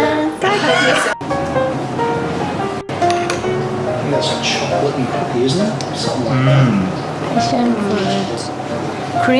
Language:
English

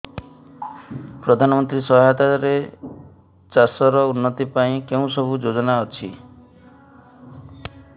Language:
Odia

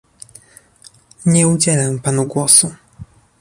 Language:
Polish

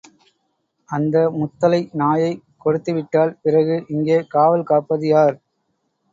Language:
Tamil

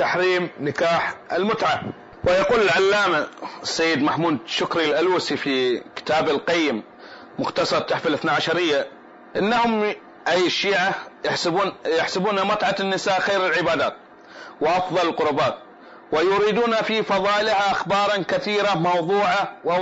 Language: Arabic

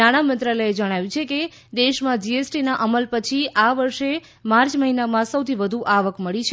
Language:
Gujarati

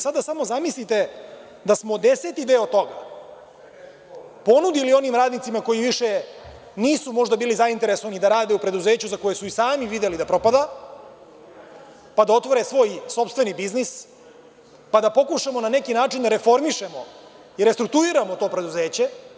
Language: Serbian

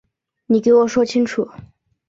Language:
Chinese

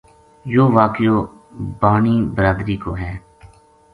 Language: Gujari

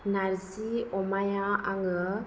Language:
Bodo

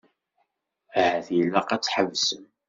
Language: Kabyle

